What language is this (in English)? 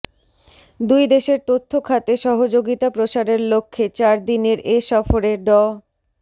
Bangla